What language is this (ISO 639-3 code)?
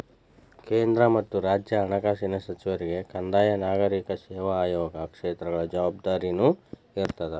kan